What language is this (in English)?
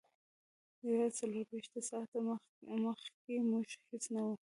Pashto